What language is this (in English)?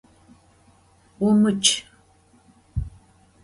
Adyghe